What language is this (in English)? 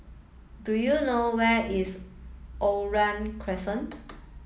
English